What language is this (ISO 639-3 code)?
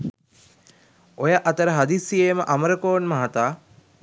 sin